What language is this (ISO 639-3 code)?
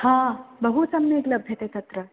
san